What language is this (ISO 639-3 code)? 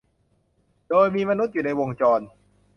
tha